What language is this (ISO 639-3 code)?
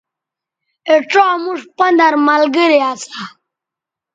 btv